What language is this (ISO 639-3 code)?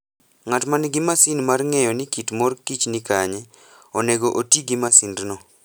luo